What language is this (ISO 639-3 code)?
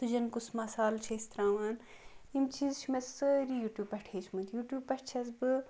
kas